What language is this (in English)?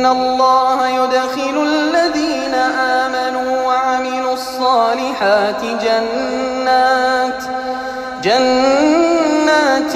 Arabic